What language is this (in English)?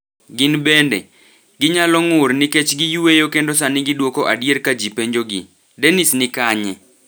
Luo (Kenya and Tanzania)